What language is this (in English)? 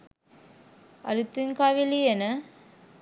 Sinhala